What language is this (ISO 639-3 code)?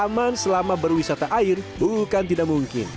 ind